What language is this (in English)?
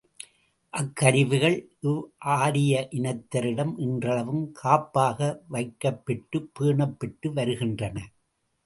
Tamil